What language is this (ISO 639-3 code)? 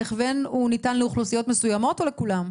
heb